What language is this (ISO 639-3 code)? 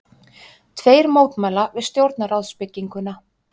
isl